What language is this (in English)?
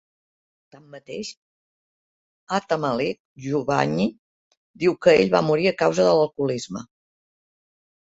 Catalan